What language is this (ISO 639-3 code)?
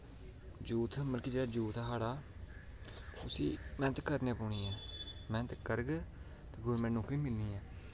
doi